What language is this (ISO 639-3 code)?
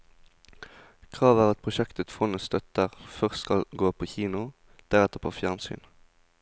nor